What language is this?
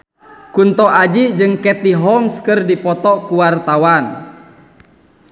Sundanese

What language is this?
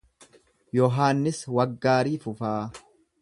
Oromo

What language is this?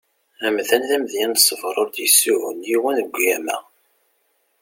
Kabyle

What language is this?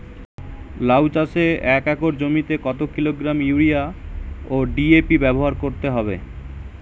Bangla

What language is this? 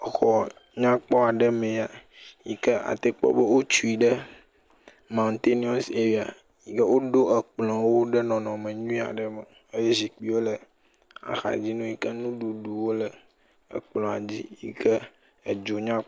Ewe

